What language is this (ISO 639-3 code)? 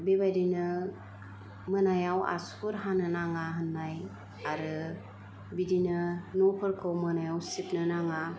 brx